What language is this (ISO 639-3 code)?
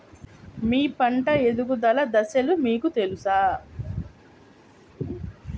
tel